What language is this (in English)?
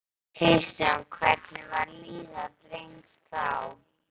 Icelandic